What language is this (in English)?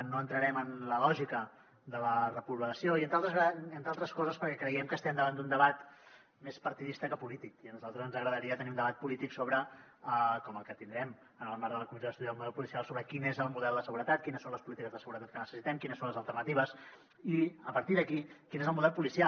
Catalan